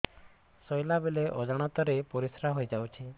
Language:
Odia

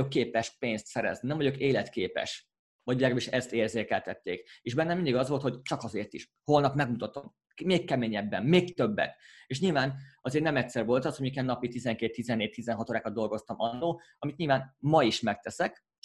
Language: Hungarian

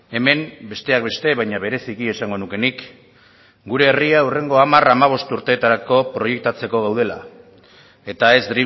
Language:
Basque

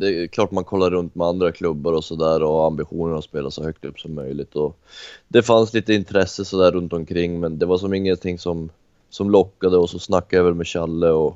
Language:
Swedish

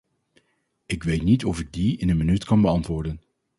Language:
Dutch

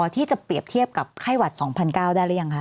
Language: Thai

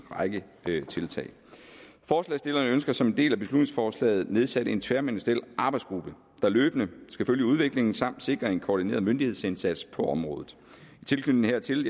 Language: Danish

